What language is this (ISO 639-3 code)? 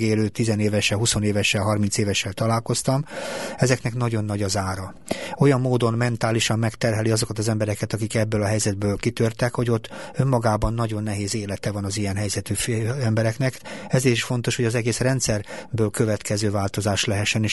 hun